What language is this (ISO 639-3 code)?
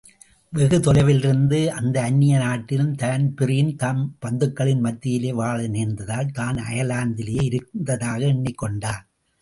tam